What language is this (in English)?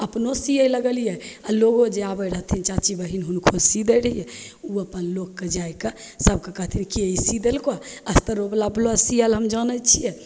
Maithili